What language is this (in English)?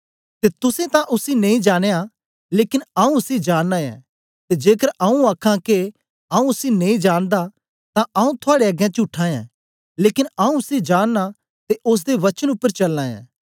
Dogri